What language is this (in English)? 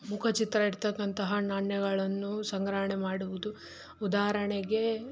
Kannada